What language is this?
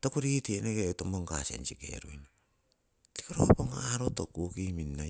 Siwai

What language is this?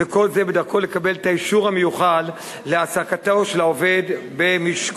Hebrew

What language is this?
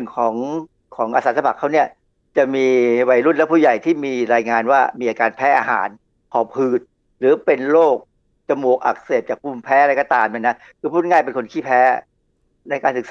Thai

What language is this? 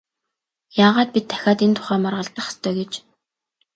Mongolian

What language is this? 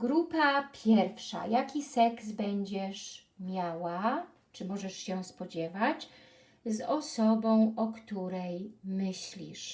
Polish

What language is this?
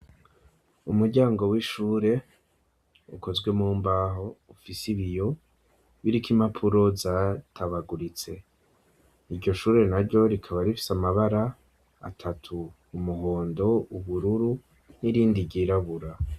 Rundi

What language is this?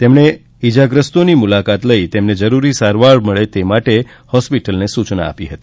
Gujarati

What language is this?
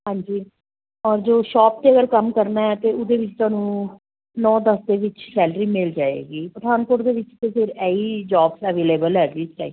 Punjabi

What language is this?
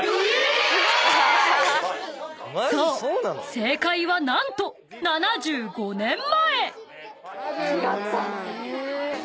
Japanese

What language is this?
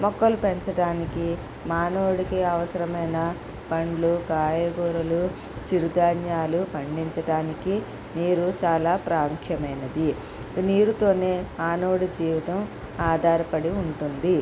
Telugu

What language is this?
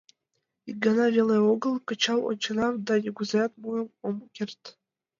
Mari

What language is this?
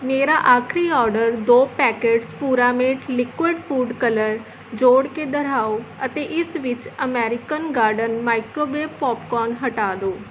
Punjabi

